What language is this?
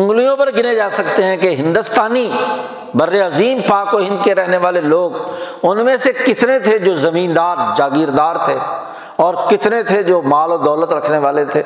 Urdu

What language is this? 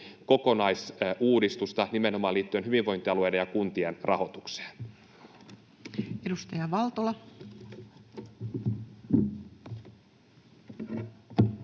Finnish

